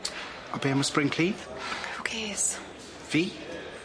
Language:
Welsh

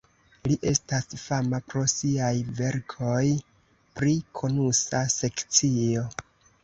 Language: Esperanto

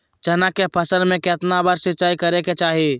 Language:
Magahi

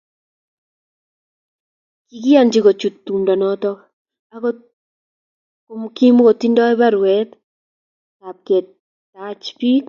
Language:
Kalenjin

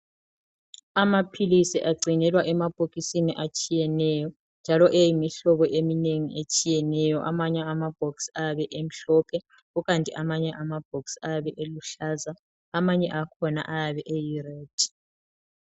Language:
North Ndebele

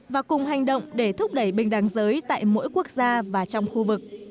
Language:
Vietnamese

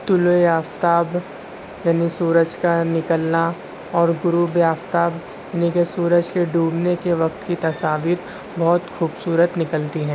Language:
Urdu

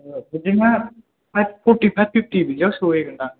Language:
Bodo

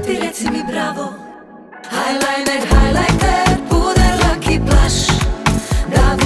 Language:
Croatian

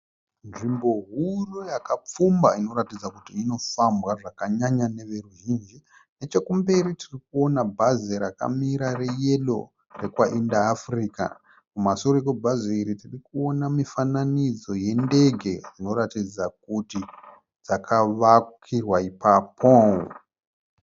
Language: Shona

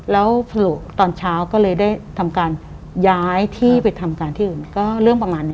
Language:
Thai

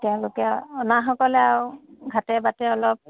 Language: Assamese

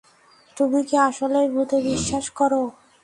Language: Bangla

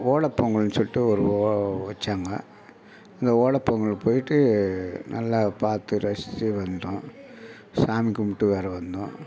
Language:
Tamil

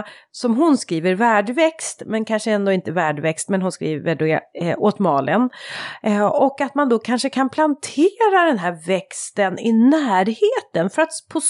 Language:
Swedish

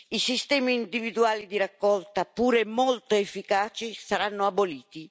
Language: Italian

